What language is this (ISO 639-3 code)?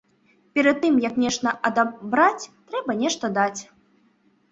bel